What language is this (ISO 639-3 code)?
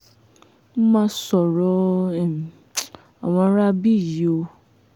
yor